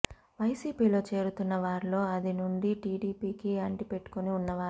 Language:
Telugu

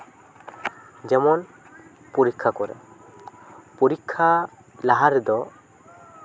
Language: Santali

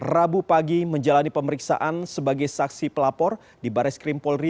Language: Indonesian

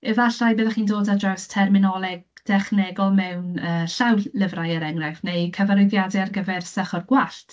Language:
Welsh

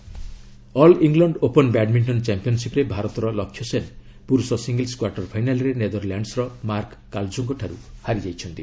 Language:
Odia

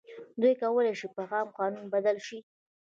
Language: Pashto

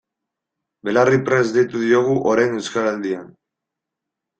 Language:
Basque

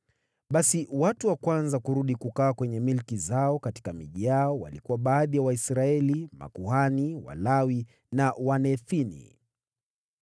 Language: Swahili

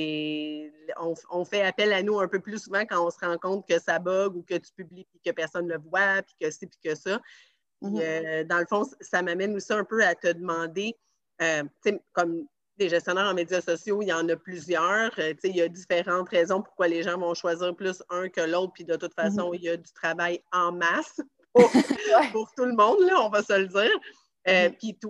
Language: French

